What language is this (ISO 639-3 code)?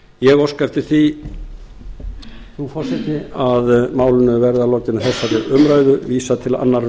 isl